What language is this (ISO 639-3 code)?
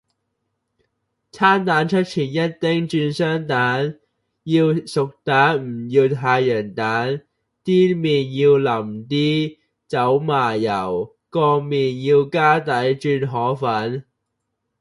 yue